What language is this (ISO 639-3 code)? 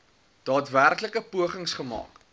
afr